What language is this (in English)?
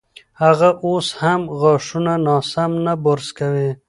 Pashto